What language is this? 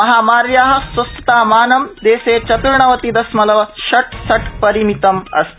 Sanskrit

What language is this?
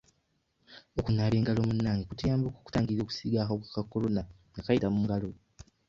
Ganda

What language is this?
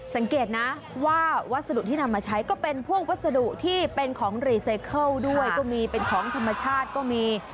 Thai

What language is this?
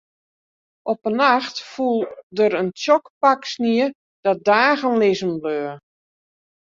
Western Frisian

